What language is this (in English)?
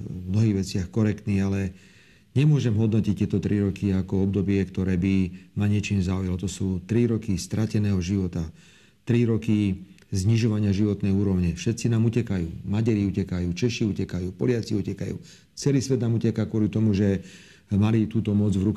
Slovak